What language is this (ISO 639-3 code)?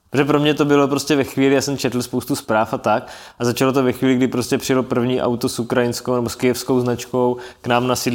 ces